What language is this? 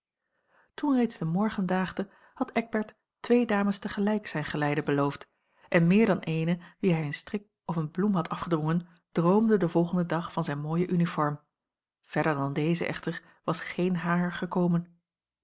Dutch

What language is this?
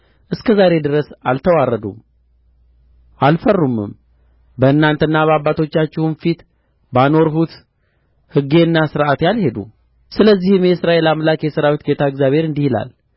Amharic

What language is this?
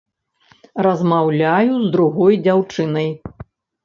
Belarusian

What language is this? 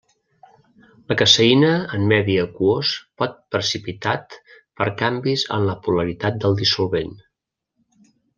Catalan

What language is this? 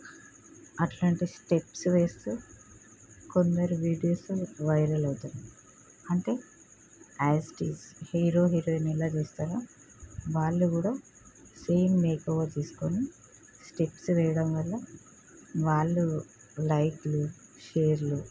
Telugu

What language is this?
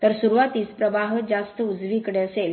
Marathi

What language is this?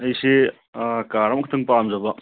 Manipuri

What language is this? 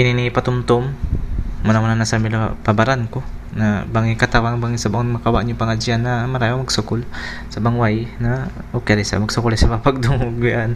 Filipino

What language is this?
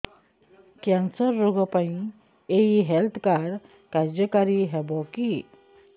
Odia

